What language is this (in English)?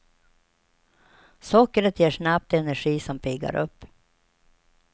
Swedish